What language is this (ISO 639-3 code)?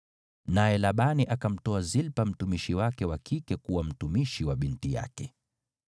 swa